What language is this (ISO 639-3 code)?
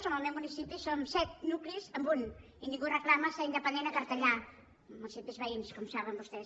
cat